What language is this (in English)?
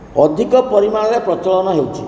Odia